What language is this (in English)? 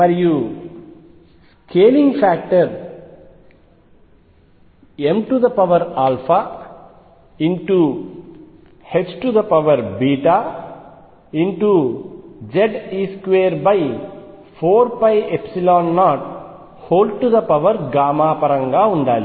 Telugu